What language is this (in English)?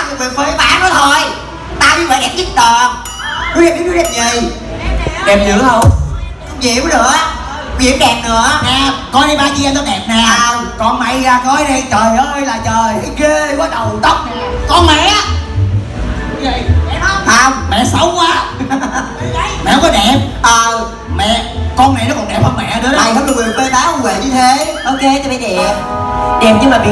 Vietnamese